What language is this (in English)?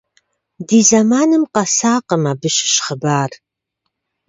Kabardian